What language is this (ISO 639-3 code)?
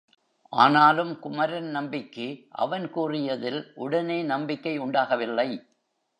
tam